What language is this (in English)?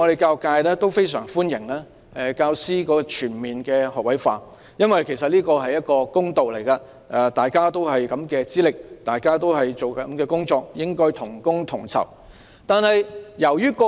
Cantonese